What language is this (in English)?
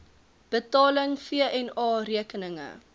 Afrikaans